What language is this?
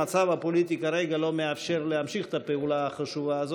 Hebrew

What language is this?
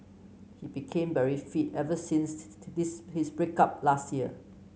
English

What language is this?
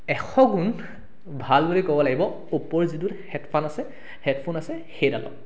Assamese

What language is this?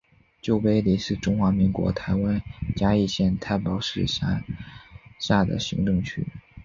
Chinese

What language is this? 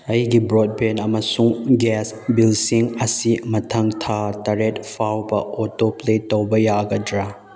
Manipuri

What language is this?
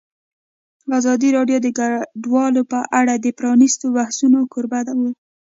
Pashto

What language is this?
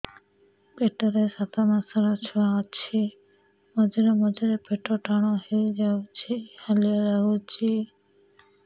Odia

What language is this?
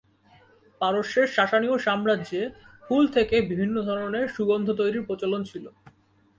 Bangla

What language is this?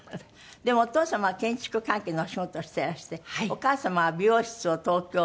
Japanese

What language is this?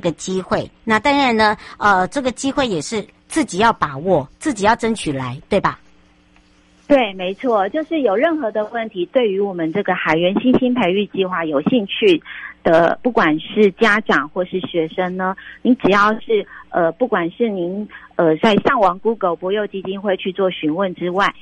Chinese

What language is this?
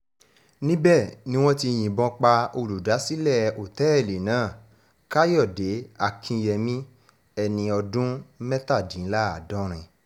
Yoruba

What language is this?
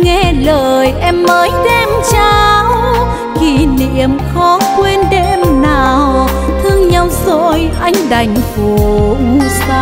Vietnamese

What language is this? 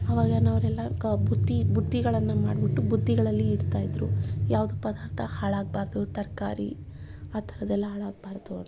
Kannada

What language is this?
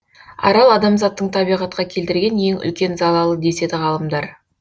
Kazakh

